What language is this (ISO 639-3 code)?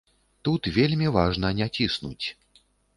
bel